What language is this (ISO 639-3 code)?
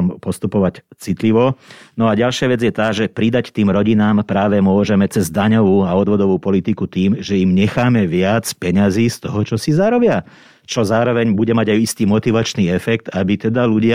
slk